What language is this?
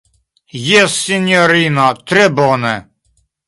Esperanto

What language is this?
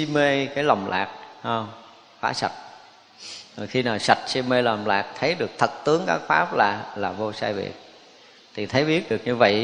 Vietnamese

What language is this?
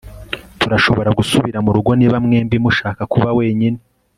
Kinyarwanda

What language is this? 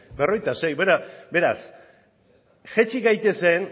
Basque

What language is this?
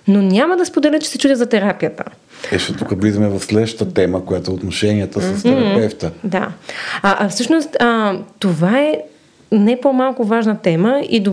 Bulgarian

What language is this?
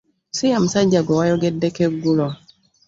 Ganda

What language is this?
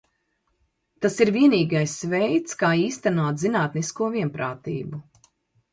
Latvian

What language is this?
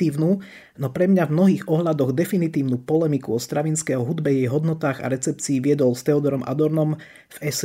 Slovak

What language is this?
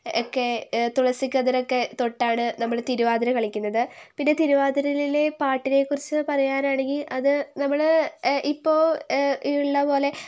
Malayalam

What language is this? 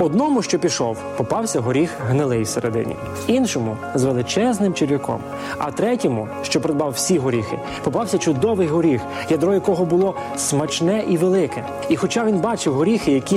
Ukrainian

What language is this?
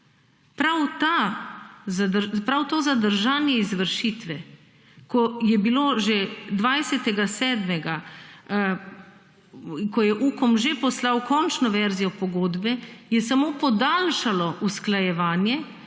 Slovenian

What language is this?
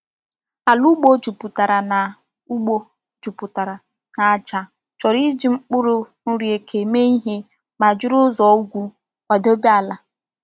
Igbo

